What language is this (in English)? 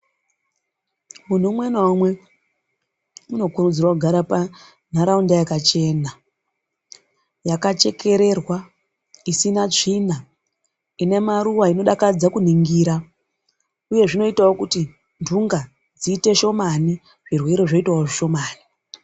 Ndau